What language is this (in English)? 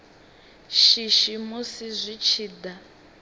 Venda